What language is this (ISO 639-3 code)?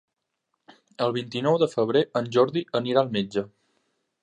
cat